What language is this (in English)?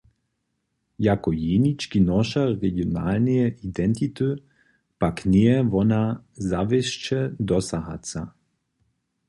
Upper Sorbian